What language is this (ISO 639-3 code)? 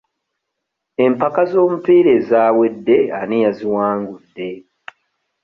lug